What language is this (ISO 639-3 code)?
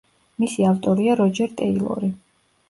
kat